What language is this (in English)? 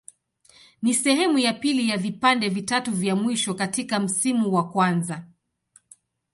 Swahili